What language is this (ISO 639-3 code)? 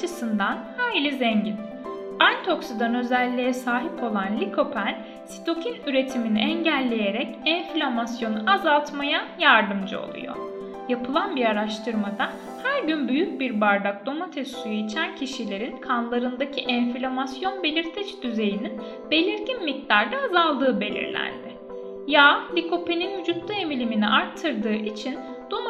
tur